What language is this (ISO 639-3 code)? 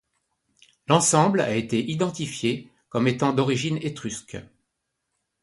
fra